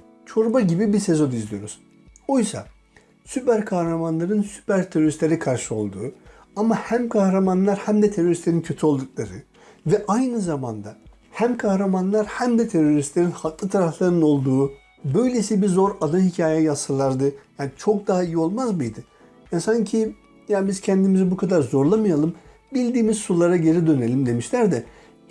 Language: Turkish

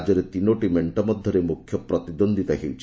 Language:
Odia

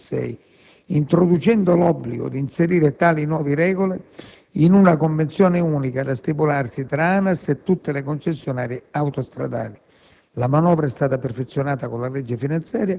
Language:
Italian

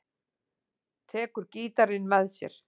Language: Icelandic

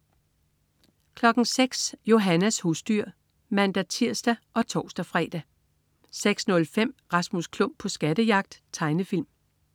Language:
Danish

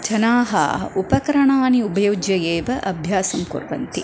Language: Sanskrit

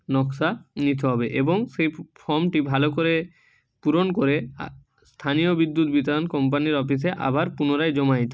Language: Bangla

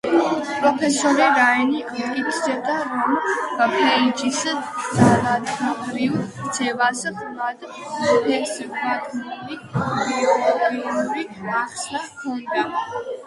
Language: Georgian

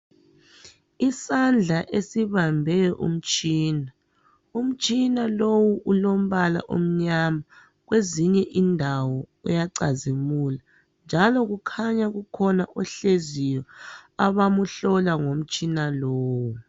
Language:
North Ndebele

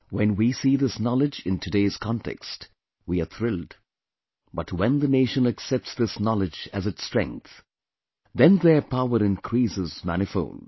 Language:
English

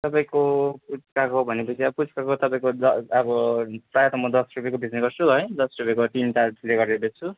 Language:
Nepali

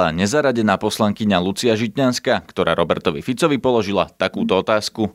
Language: Slovak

